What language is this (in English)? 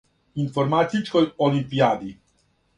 Serbian